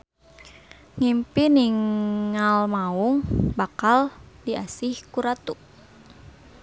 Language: Sundanese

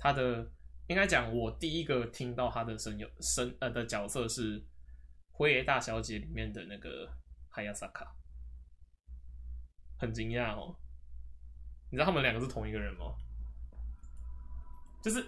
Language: Chinese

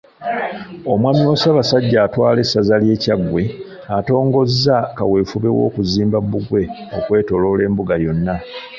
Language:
Ganda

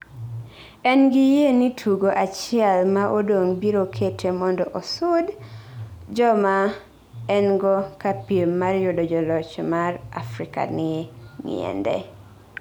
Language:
Luo (Kenya and Tanzania)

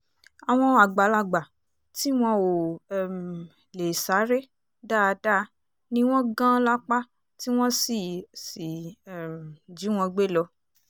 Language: Yoruba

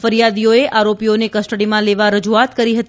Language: Gujarati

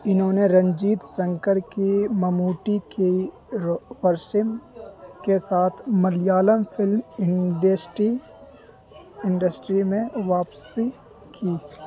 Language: Urdu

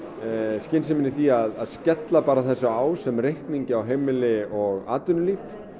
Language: Icelandic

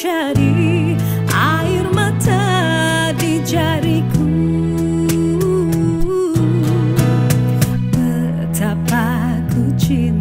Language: Indonesian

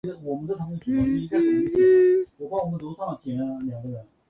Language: Chinese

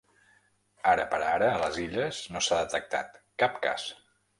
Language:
Catalan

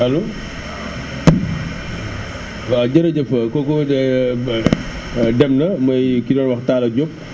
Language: Wolof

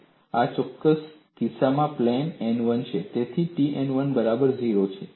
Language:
Gujarati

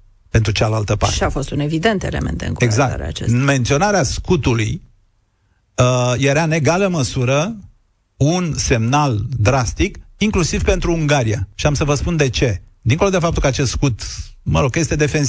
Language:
Romanian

